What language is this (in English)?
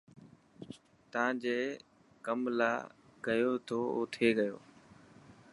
Dhatki